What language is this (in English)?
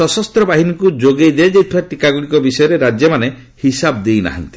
Odia